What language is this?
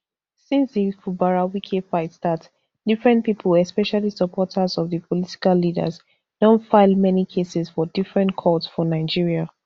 Nigerian Pidgin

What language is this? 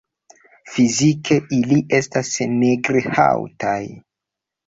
Esperanto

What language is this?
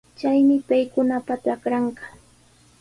Sihuas Ancash Quechua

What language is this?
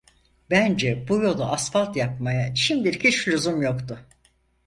Turkish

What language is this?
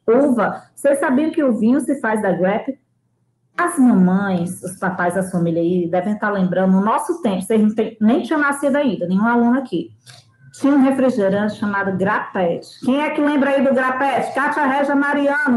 Portuguese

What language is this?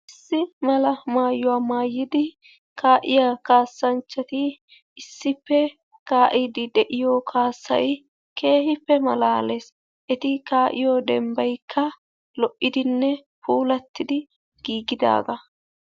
Wolaytta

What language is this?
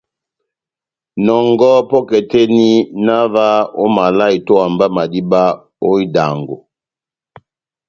Batanga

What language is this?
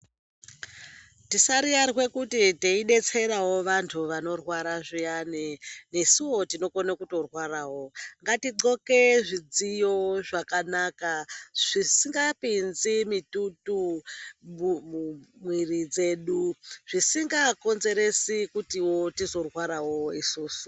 Ndau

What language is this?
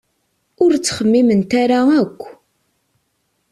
Kabyle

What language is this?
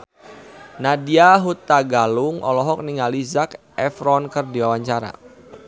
Sundanese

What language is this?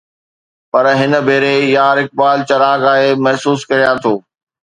Sindhi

